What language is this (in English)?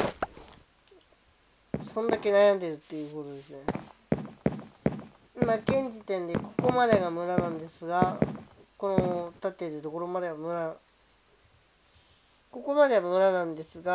Japanese